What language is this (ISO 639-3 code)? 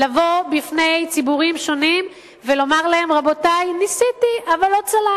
heb